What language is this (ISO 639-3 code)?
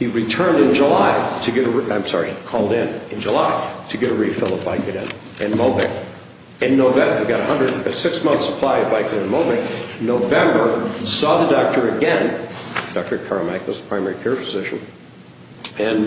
eng